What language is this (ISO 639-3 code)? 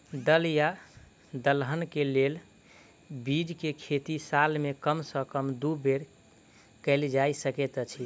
mai